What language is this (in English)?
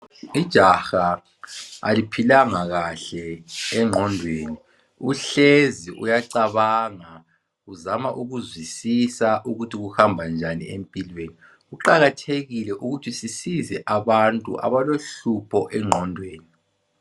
North Ndebele